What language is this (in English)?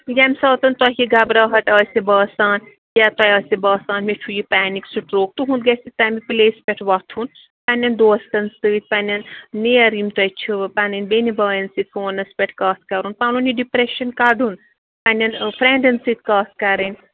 Kashmiri